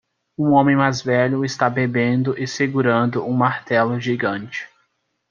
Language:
Portuguese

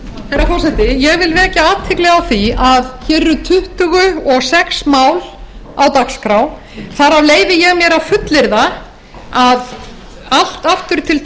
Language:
Icelandic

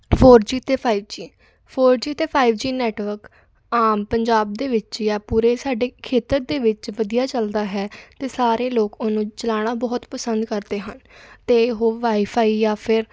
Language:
Punjabi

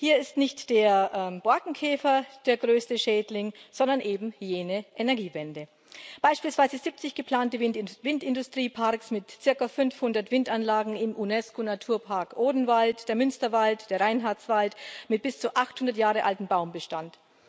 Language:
German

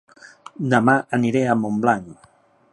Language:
Catalan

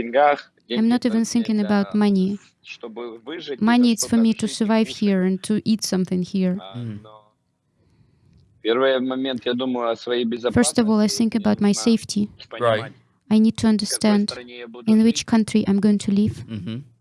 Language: English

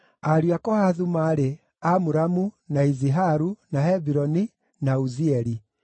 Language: Kikuyu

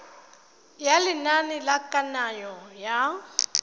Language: Tswana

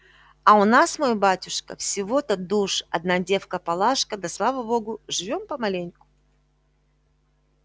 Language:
Russian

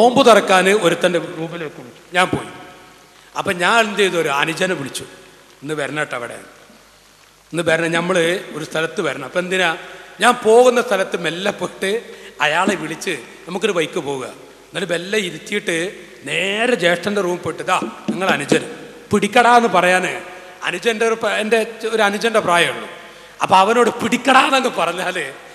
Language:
Arabic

